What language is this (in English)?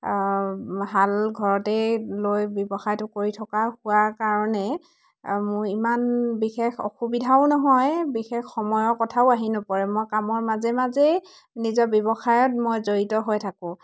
Assamese